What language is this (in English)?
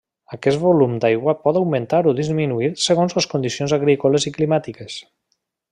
Catalan